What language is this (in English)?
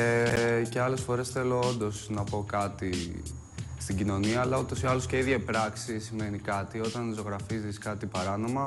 Greek